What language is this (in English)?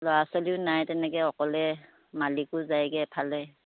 Assamese